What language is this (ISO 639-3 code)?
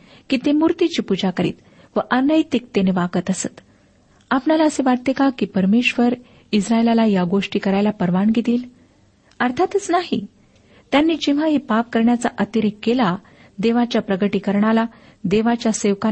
mar